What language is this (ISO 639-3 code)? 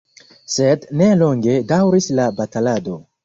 epo